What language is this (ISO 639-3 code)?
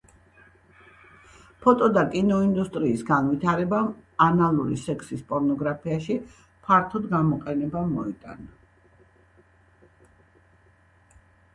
kat